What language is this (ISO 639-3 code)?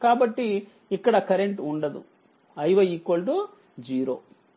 tel